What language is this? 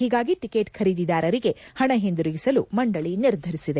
Kannada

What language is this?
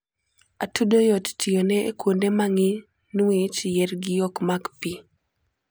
Luo (Kenya and Tanzania)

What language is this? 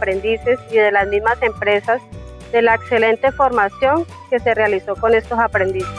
Spanish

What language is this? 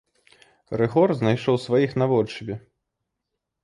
Belarusian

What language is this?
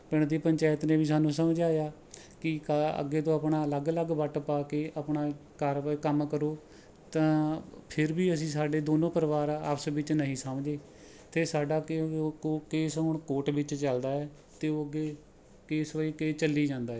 Punjabi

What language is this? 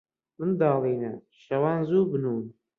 Central Kurdish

